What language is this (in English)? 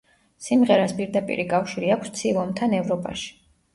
Georgian